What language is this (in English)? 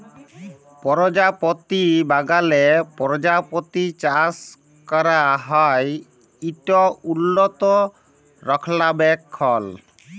Bangla